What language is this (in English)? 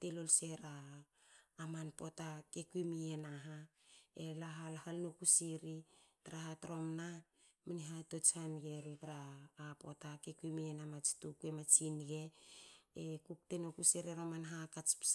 Hakö